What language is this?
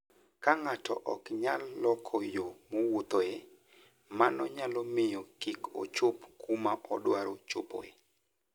Luo (Kenya and Tanzania)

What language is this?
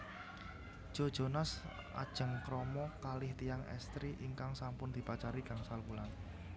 Javanese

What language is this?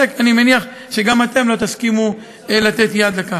Hebrew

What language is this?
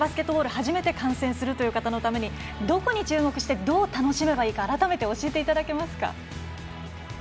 Japanese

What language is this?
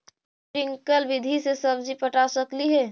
Magahi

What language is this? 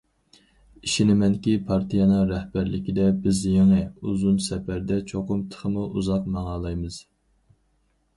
Uyghur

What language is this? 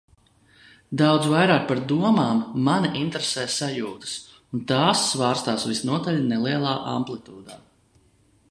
Latvian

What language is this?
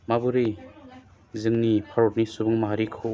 Bodo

